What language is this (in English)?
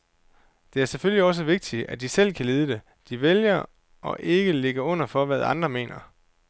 Danish